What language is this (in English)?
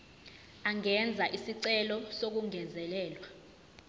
Zulu